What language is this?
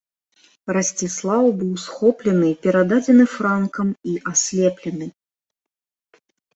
Belarusian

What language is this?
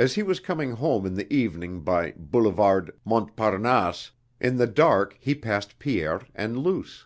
English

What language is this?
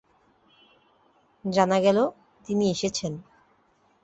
Bangla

